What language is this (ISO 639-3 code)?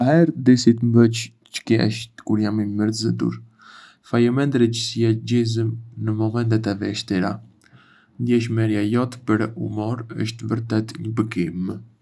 aae